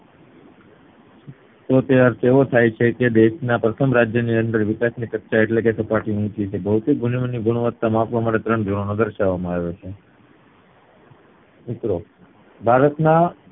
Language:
Gujarati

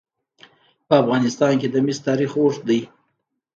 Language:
Pashto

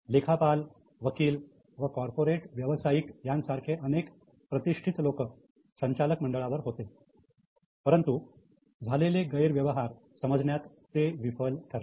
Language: Marathi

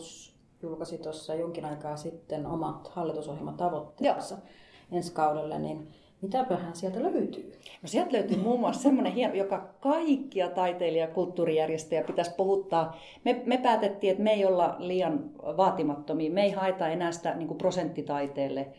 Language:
Finnish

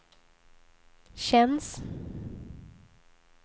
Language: Swedish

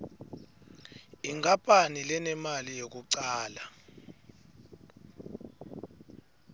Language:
Swati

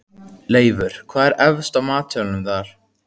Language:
Icelandic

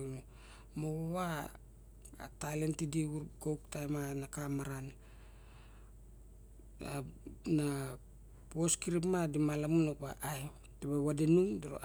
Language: Barok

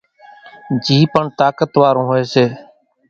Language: Kachi Koli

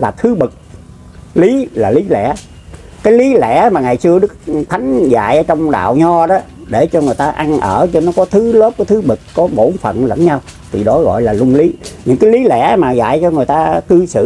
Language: Vietnamese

